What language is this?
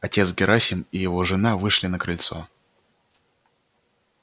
Russian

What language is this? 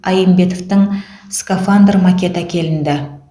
Kazakh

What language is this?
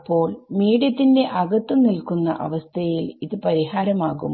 Malayalam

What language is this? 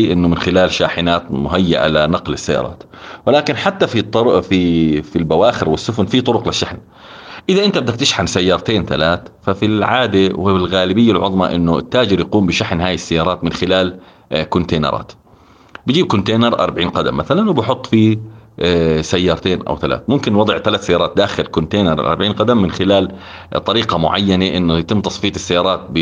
Arabic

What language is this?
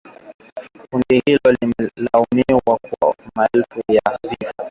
Swahili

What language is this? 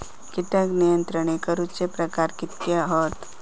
Marathi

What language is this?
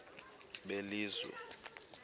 Xhosa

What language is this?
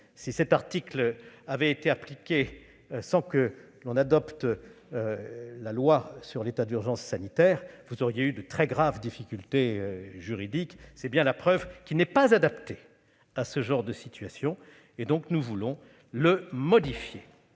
French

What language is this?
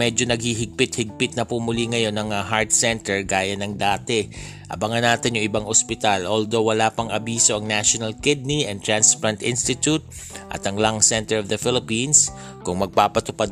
Filipino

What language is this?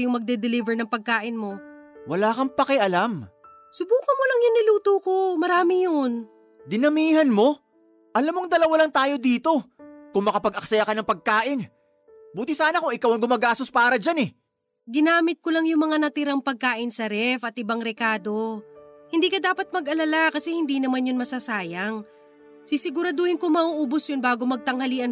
Filipino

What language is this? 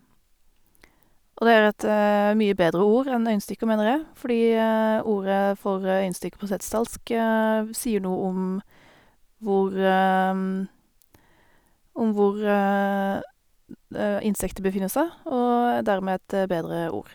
Norwegian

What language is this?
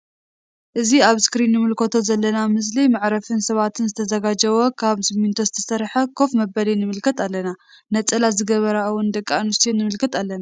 Tigrinya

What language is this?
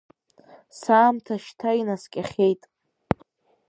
Abkhazian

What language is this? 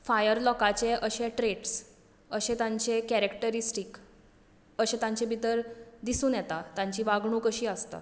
Konkani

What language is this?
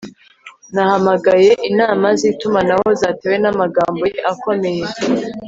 Kinyarwanda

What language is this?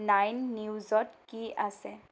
Assamese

